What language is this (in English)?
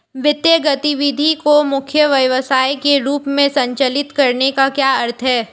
Hindi